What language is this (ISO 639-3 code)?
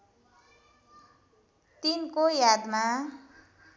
nep